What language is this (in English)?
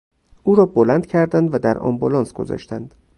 Persian